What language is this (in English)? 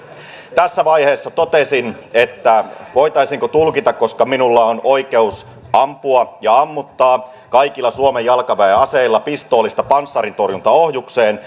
Finnish